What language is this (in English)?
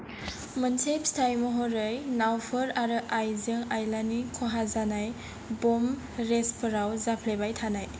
Bodo